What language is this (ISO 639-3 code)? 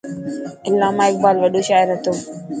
mki